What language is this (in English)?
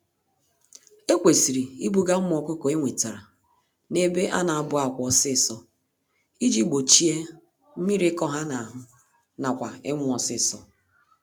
Igbo